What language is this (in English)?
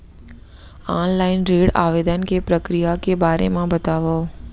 Chhattisgarhi